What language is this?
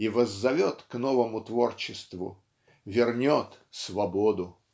Russian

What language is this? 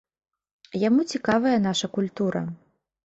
Belarusian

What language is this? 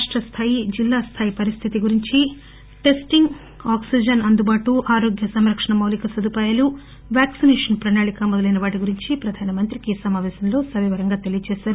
Telugu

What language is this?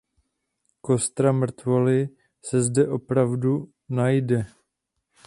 Czech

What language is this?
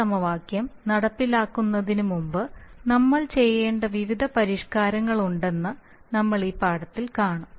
Malayalam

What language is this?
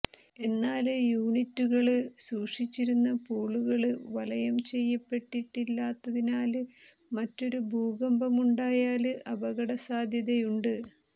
Malayalam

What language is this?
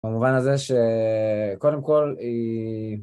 Hebrew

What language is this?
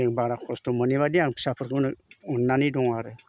Bodo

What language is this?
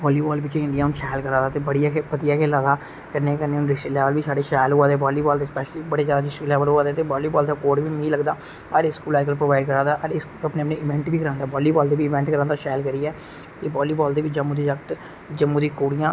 Dogri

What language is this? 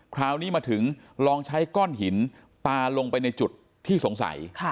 Thai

